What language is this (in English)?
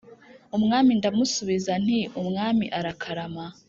Kinyarwanda